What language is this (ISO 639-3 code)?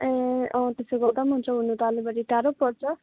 nep